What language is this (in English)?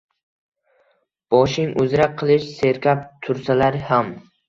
Uzbek